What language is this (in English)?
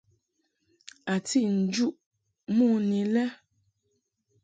Mungaka